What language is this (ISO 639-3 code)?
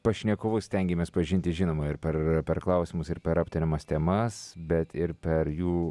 lit